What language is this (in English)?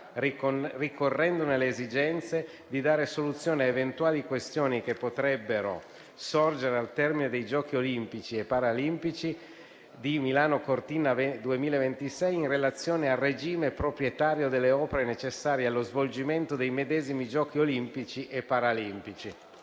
Italian